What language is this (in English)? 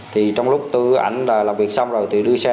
Vietnamese